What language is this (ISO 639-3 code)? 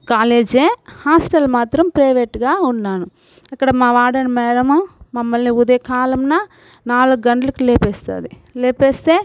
tel